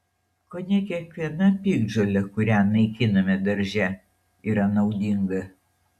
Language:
Lithuanian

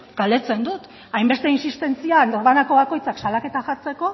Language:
Basque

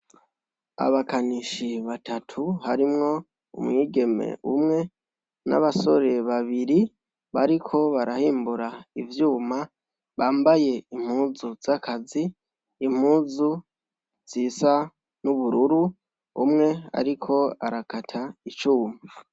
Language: Rundi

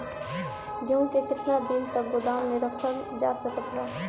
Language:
Bhojpuri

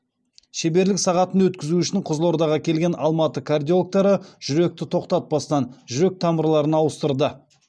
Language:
Kazakh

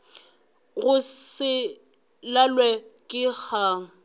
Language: Northern Sotho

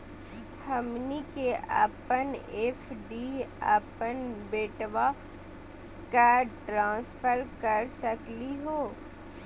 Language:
Magahi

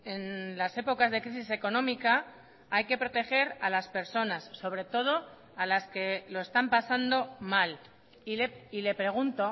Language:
Spanish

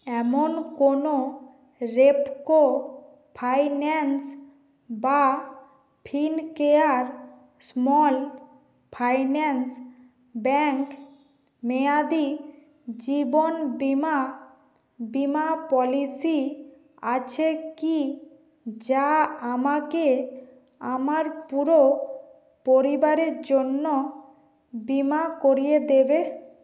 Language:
Bangla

